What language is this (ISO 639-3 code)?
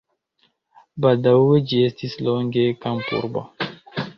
epo